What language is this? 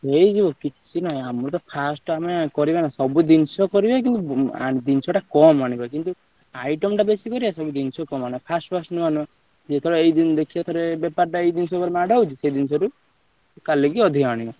Odia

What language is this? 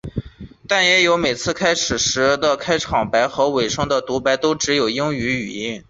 Chinese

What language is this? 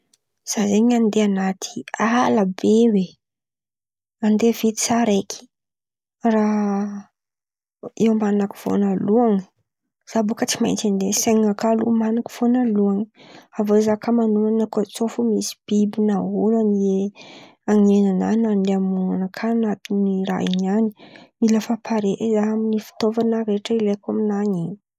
Antankarana Malagasy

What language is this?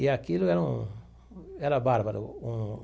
Portuguese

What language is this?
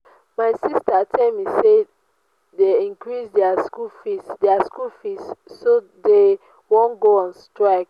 Nigerian Pidgin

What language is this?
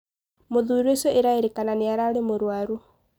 Kikuyu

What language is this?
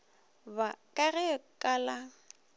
Northern Sotho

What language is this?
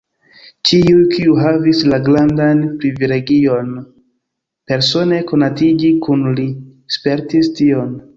Esperanto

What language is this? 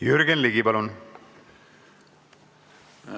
Estonian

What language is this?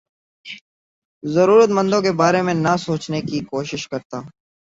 Urdu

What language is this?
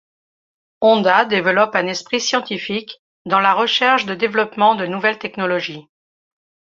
French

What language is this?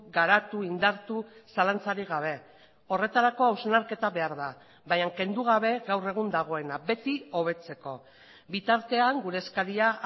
Basque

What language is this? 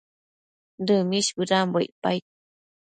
Matsés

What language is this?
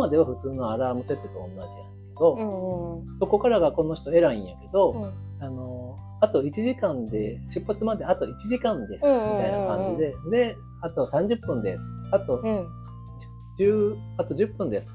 Japanese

